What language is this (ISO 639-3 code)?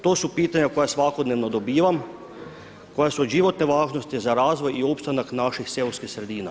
hrv